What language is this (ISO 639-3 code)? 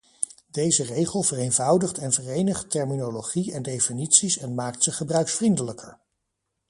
nld